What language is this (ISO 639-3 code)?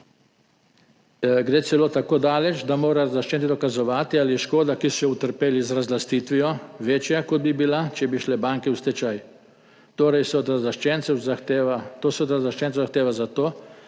slv